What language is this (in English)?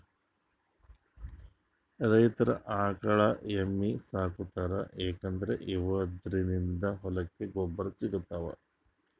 Kannada